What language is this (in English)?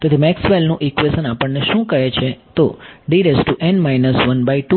Gujarati